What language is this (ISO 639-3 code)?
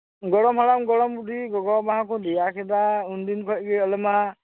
sat